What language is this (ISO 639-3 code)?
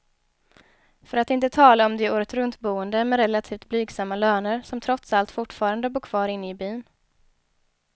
swe